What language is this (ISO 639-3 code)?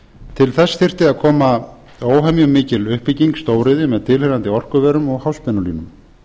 isl